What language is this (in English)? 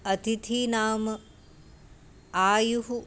Sanskrit